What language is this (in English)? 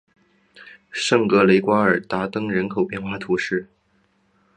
Chinese